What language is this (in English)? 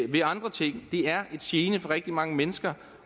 Danish